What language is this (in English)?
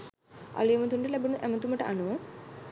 Sinhala